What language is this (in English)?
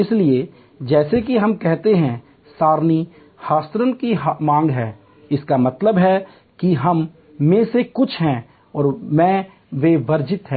Hindi